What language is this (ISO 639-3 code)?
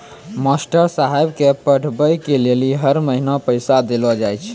mai